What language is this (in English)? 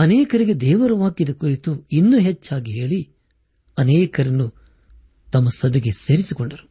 Kannada